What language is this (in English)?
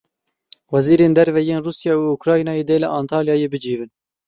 Kurdish